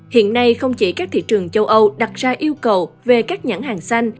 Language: Vietnamese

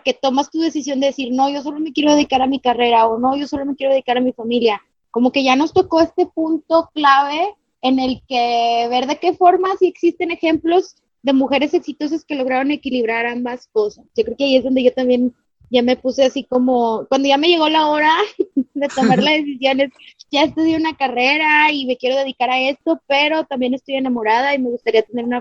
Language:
Spanish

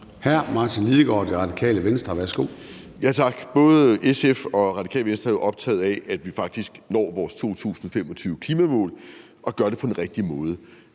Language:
Danish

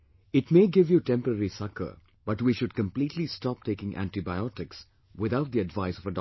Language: English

